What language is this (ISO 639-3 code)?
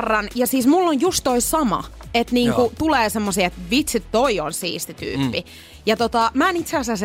fin